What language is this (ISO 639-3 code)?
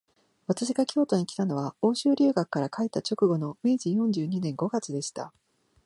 jpn